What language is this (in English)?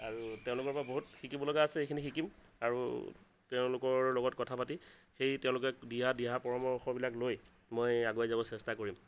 Assamese